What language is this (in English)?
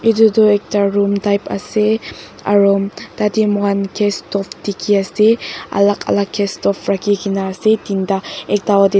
Naga Pidgin